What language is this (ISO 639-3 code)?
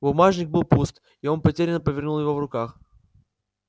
rus